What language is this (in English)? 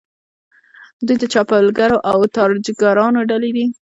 Pashto